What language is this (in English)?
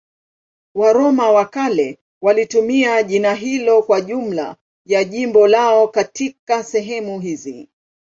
Swahili